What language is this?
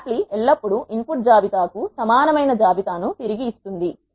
Telugu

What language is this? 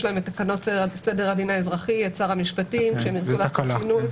Hebrew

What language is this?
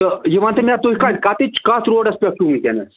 Kashmiri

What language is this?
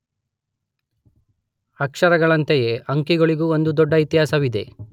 Kannada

